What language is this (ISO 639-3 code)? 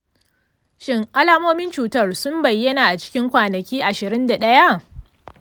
hau